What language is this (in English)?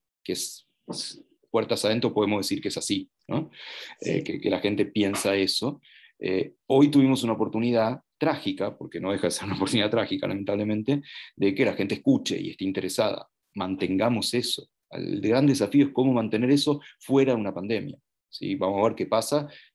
Spanish